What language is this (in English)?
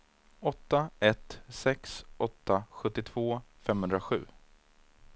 Swedish